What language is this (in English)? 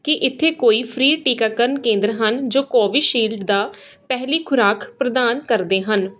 Punjabi